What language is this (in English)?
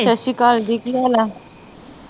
Punjabi